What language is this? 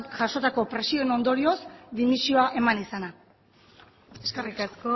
Basque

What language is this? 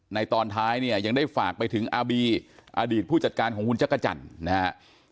Thai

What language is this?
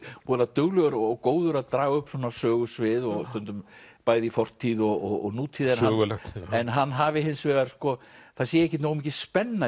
Icelandic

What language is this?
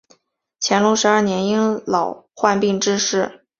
Chinese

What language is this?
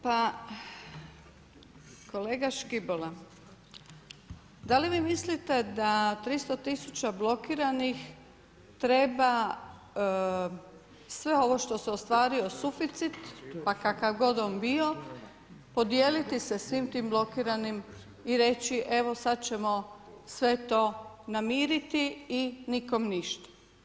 Croatian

